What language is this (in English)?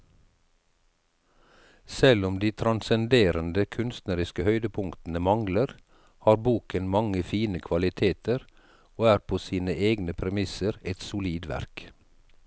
Norwegian